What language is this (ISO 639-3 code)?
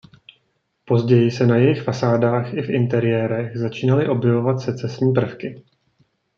ces